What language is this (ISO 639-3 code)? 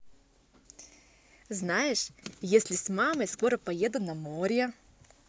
rus